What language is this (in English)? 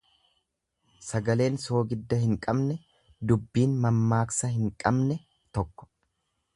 Oromo